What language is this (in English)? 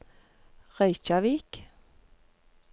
Norwegian